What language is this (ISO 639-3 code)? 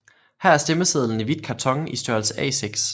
dan